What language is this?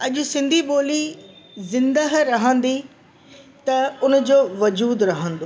Sindhi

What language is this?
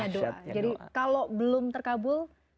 Indonesian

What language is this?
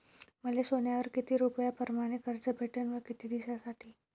Marathi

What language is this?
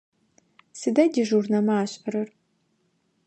Adyghe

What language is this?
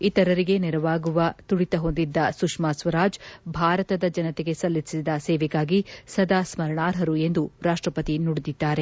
Kannada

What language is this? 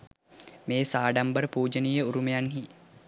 Sinhala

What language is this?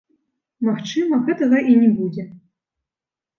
Belarusian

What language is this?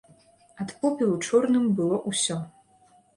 Belarusian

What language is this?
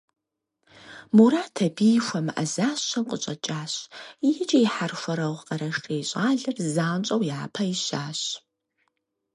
Kabardian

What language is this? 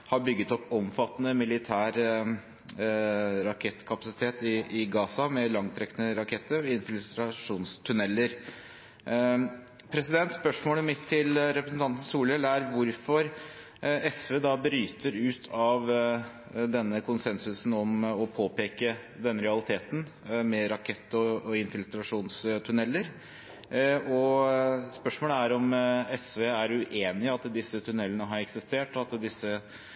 Norwegian Bokmål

